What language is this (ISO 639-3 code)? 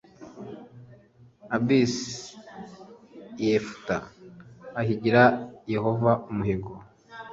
kin